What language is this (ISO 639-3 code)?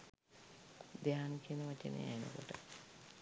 sin